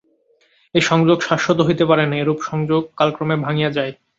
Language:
Bangla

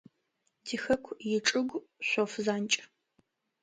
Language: Adyghe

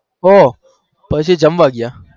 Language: Gujarati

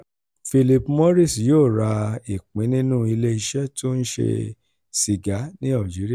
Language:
Yoruba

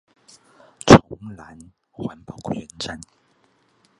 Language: Chinese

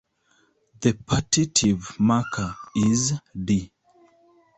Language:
English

